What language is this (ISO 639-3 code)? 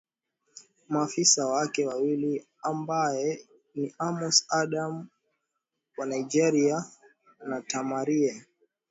swa